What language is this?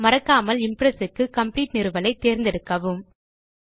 Tamil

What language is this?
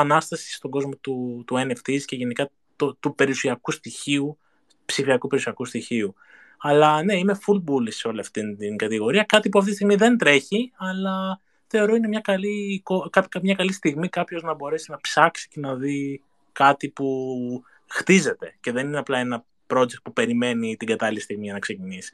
Greek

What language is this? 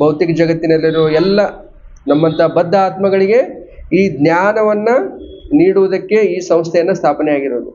Kannada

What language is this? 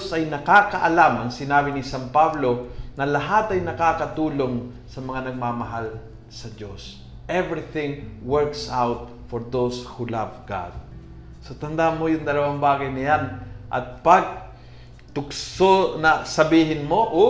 Filipino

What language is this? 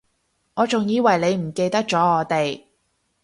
Cantonese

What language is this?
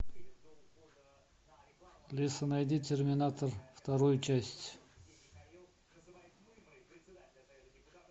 Russian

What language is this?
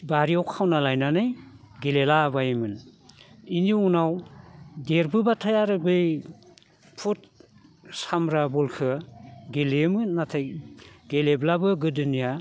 Bodo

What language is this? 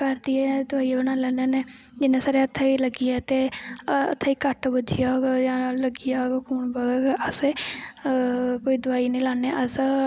Dogri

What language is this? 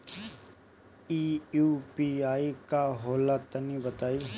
Bhojpuri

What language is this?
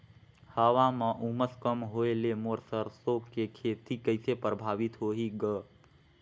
Chhattisgarhi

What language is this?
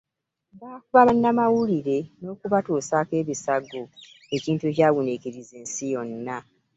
Ganda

